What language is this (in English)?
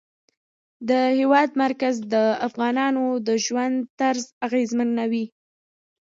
Pashto